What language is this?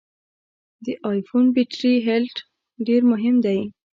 Pashto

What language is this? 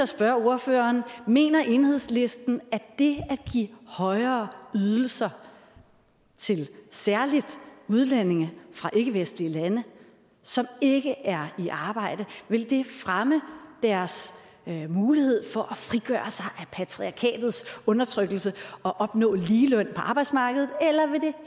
Danish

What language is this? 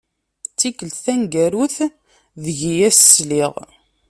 Kabyle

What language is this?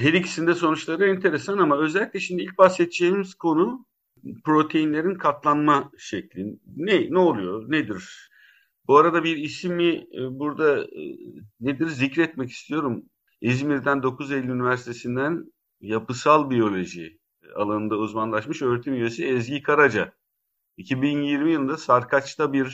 Turkish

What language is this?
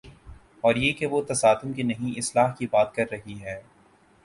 Urdu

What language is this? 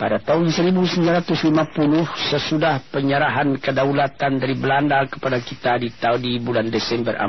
Malay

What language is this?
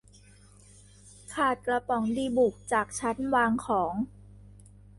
Thai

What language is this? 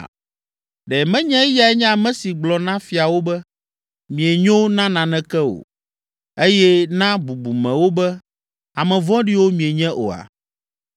Ewe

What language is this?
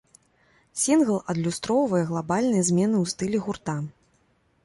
Belarusian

